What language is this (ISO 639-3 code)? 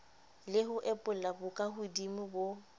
sot